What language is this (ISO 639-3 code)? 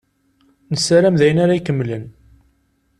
kab